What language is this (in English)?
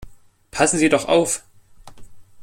German